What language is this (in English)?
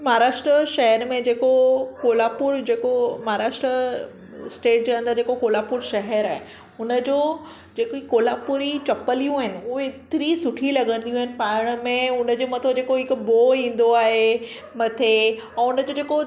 Sindhi